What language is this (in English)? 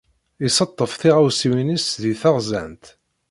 Kabyle